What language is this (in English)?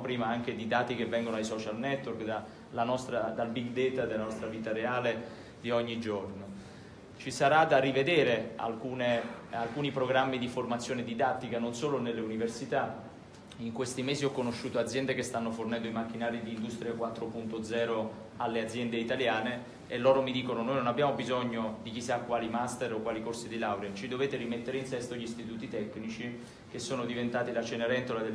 Italian